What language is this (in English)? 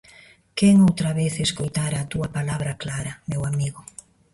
Galician